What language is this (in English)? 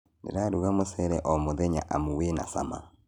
Kikuyu